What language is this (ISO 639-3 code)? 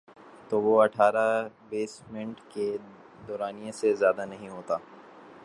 urd